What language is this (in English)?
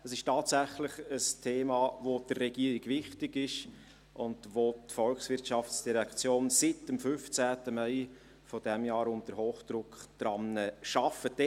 Swiss German